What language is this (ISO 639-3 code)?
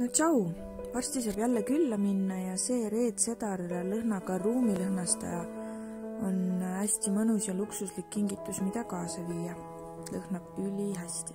ita